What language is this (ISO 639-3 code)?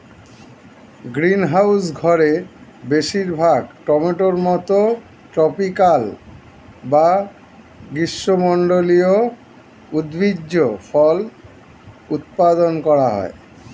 ben